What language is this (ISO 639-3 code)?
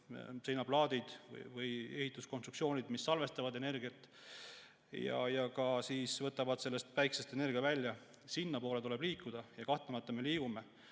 est